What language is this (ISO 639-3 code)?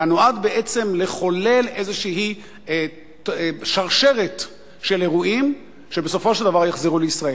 heb